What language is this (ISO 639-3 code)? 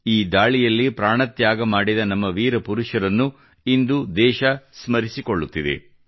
kan